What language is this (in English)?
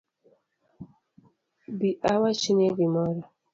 Luo (Kenya and Tanzania)